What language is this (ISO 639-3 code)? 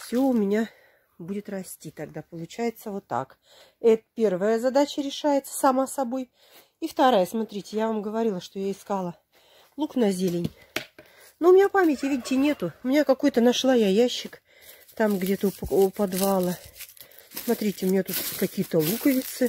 rus